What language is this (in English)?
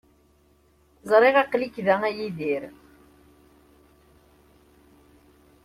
Kabyle